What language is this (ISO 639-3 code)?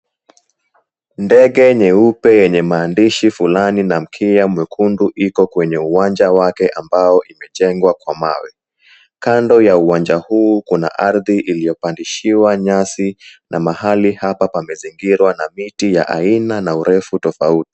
swa